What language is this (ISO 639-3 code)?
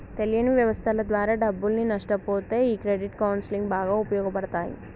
tel